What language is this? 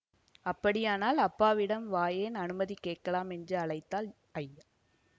Tamil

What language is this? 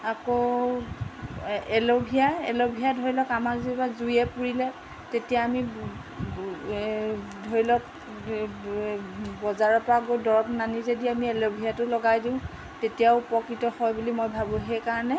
Assamese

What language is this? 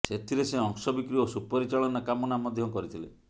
Odia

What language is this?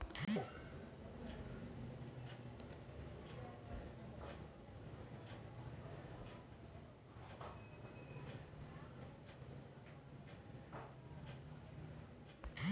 Maithili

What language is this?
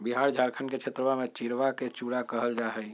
Magahi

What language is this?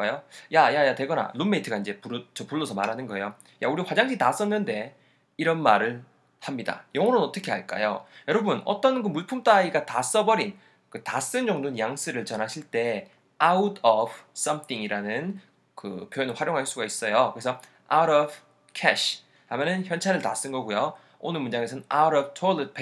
Korean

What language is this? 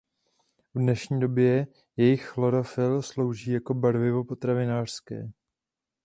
Czech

